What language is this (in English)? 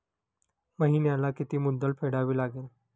Marathi